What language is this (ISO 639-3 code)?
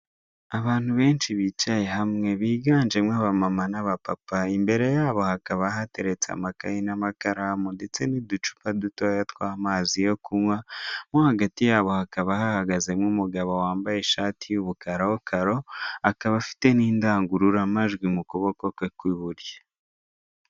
kin